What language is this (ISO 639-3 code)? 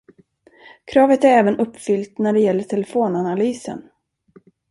swe